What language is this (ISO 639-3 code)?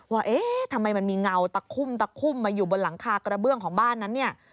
tha